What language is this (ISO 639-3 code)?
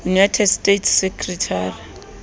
sot